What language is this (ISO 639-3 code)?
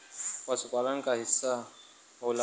bho